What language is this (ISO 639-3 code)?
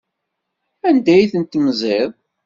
kab